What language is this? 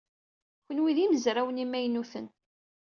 Kabyle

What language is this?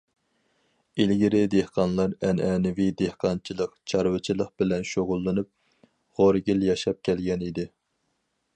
Uyghur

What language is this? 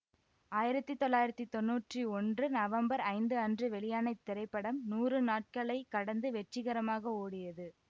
Tamil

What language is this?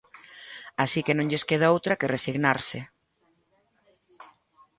Galician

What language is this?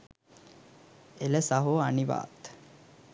Sinhala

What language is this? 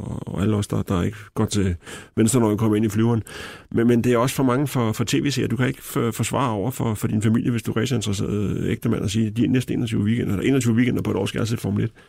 Danish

